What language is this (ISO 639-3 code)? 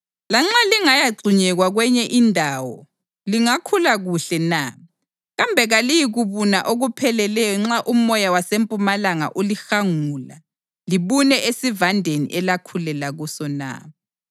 nde